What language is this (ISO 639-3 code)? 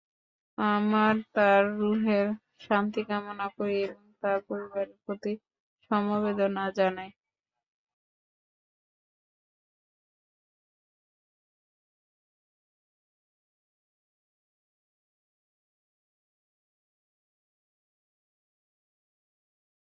ben